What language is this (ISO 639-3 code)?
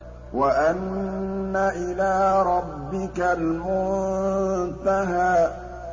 ara